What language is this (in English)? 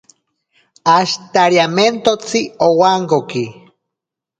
Ashéninka Perené